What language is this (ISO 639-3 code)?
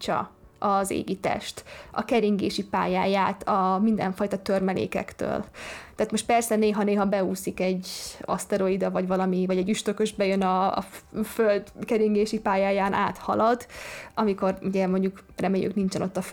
hun